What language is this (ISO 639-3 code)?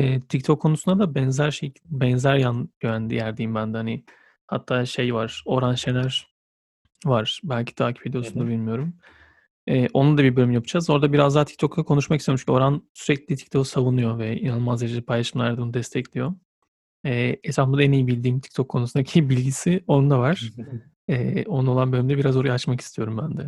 tur